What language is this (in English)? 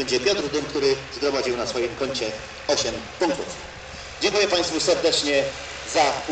Polish